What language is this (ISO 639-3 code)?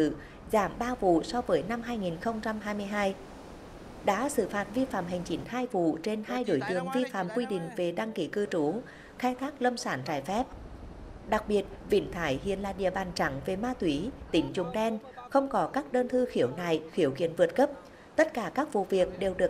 vie